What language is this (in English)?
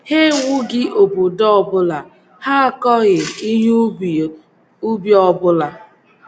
Igbo